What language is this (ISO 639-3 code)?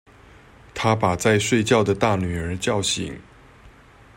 zho